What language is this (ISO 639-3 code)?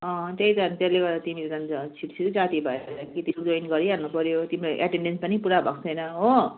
nep